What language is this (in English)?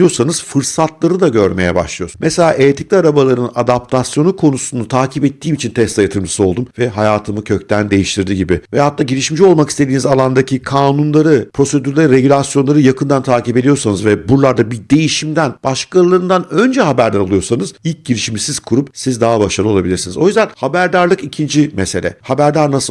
Turkish